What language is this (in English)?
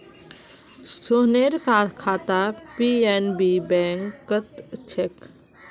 Magahi